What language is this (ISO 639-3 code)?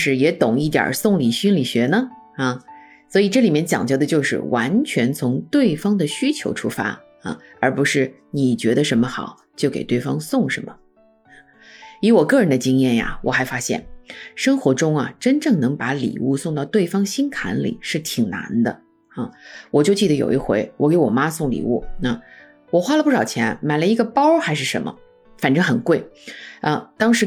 zho